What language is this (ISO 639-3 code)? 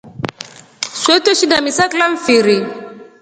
rof